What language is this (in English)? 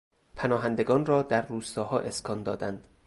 Persian